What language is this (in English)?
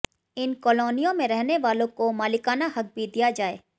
Hindi